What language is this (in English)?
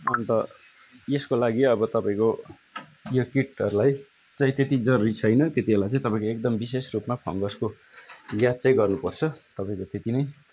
Nepali